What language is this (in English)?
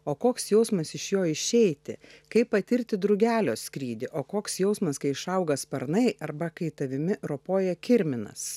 Lithuanian